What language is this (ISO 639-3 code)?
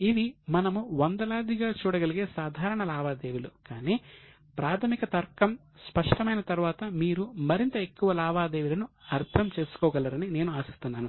tel